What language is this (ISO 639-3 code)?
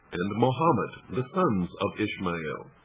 eng